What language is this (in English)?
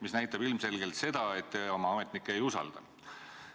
Estonian